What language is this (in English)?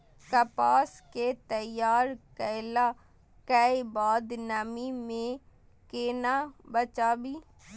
Maithili